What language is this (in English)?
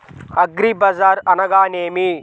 Telugu